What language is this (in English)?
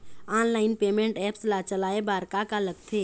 Chhattisgarhi